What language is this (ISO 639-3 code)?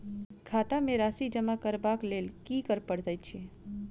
mai